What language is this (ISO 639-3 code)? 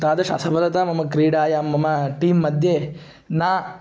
san